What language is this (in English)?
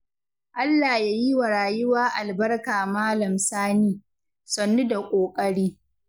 Hausa